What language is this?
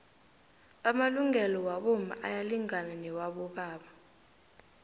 South Ndebele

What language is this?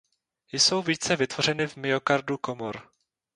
Czech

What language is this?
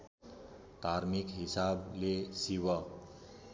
Nepali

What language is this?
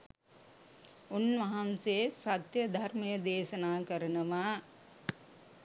Sinhala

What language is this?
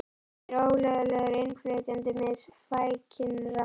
Icelandic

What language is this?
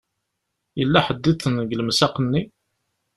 Kabyle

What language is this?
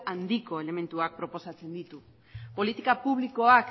Basque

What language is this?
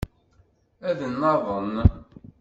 Kabyle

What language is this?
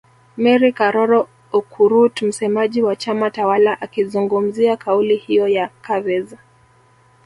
Swahili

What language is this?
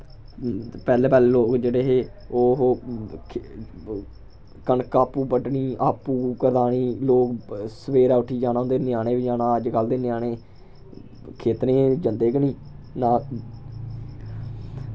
Dogri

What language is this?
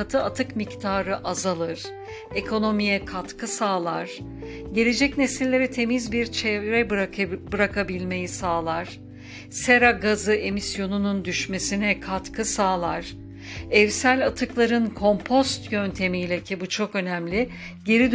Turkish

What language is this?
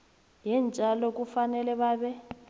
South Ndebele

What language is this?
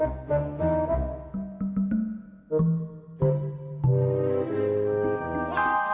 Indonesian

